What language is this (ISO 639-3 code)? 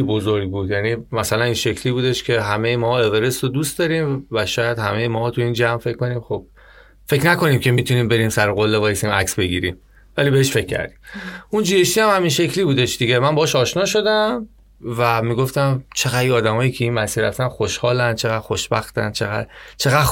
fas